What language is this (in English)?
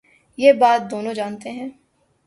Urdu